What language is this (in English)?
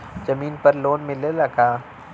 Bhojpuri